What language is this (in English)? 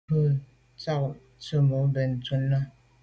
Medumba